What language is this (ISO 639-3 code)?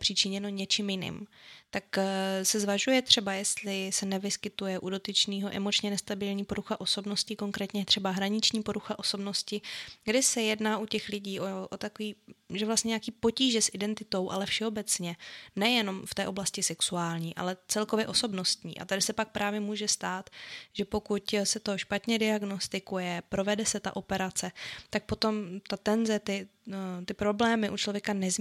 ces